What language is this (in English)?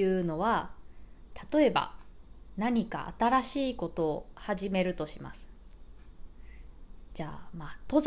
Japanese